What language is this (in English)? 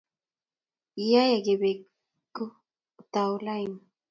Kalenjin